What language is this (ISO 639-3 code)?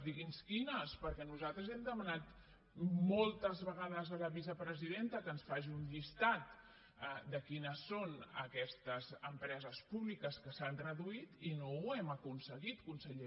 cat